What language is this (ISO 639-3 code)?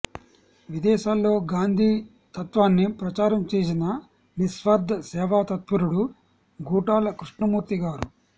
tel